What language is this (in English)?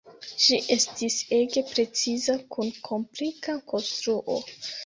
Esperanto